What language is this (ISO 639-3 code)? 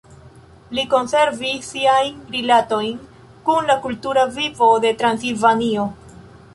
epo